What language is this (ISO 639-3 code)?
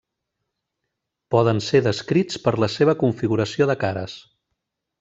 cat